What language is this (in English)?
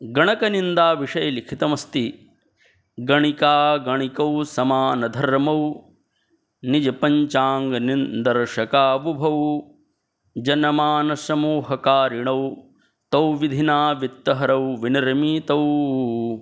Sanskrit